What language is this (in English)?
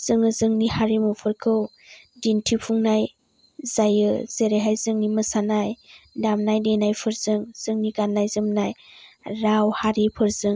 Bodo